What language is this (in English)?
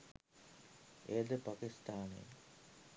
Sinhala